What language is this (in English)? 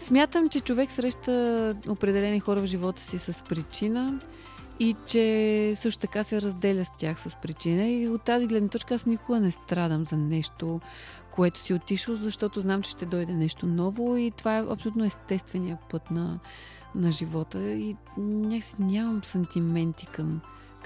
Bulgarian